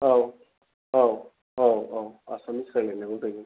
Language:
Bodo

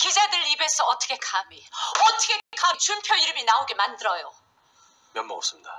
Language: Korean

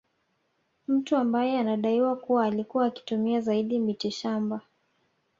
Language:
Swahili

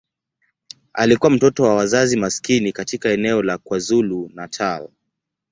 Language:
Swahili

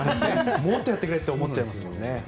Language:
Japanese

